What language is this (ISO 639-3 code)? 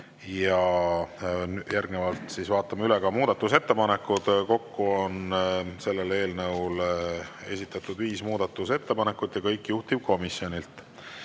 est